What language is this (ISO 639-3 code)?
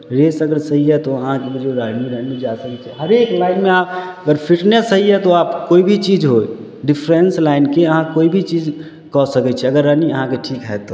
mai